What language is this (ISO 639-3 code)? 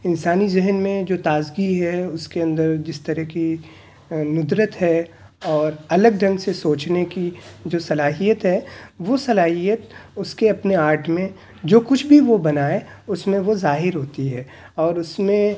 urd